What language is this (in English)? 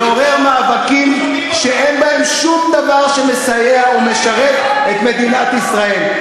Hebrew